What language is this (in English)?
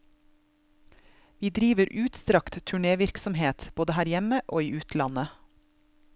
Norwegian